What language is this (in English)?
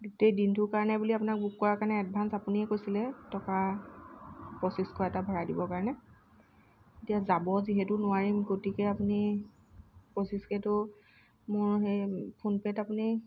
Assamese